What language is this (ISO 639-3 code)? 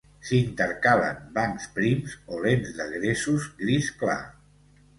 cat